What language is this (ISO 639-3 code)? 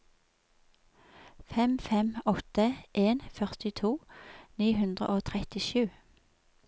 nor